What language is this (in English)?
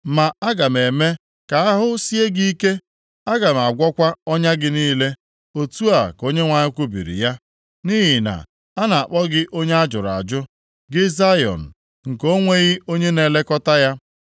Igbo